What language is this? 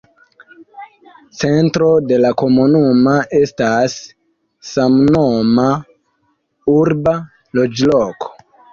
Esperanto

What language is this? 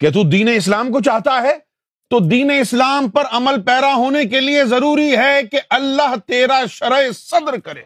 Urdu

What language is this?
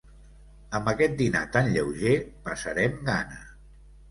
Catalan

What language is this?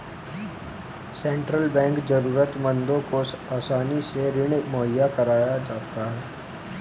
Hindi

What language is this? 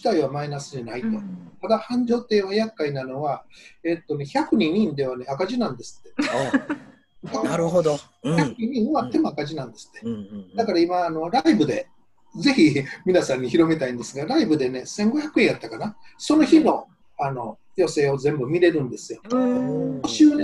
Japanese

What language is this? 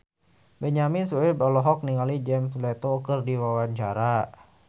Sundanese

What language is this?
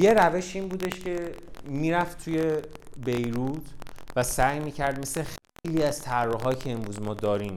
Persian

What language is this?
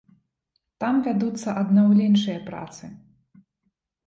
Belarusian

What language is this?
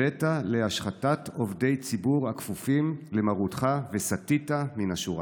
Hebrew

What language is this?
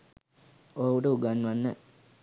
Sinhala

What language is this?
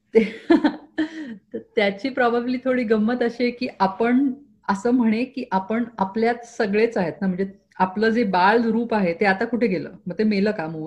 Marathi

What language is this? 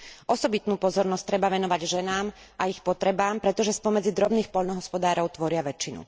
Slovak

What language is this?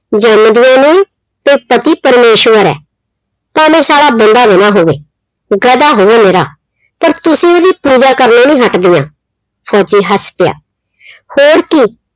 Punjabi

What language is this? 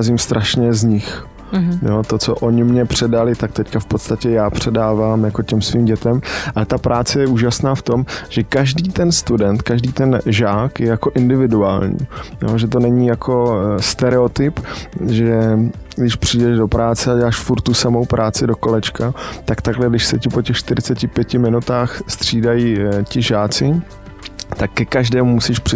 Czech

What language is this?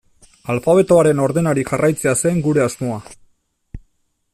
Basque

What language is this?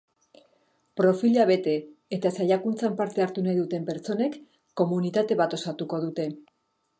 Basque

